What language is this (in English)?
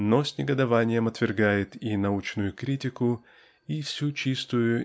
Russian